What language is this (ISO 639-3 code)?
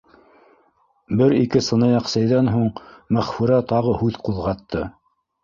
bak